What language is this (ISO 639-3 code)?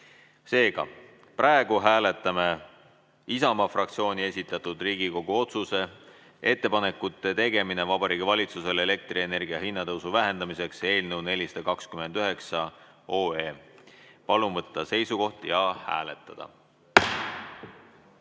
est